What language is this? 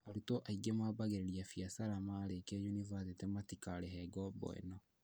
Kikuyu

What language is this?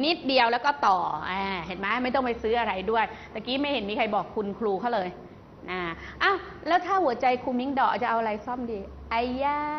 Thai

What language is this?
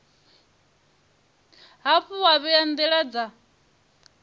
Venda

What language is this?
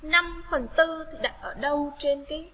Vietnamese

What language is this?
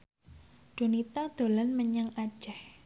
Javanese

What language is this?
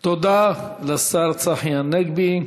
Hebrew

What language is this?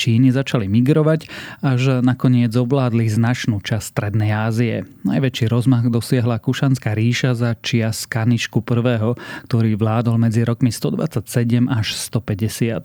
Slovak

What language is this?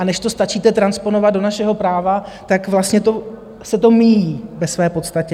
Czech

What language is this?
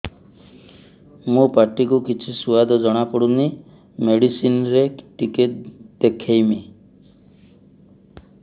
Odia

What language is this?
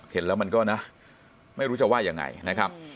Thai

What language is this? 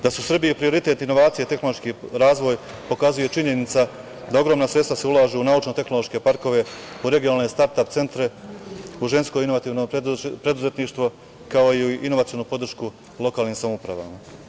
Serbian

